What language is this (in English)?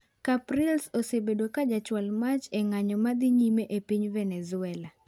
Luo (Kenya and Tanzania)